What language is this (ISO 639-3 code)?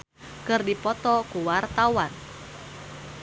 sun